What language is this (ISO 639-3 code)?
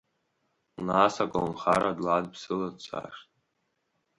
abk